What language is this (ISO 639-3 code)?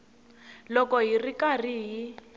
tso